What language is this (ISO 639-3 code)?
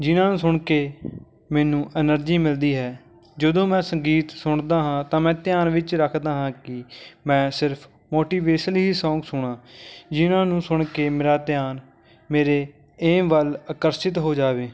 pan